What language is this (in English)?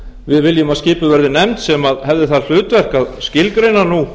Icelandic